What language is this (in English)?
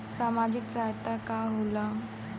Bhojpuri